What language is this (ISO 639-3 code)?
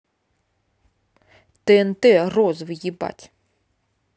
rus